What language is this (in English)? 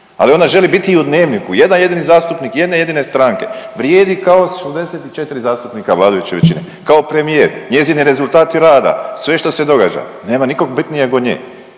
Croatian